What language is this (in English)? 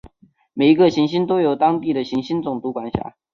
Chinese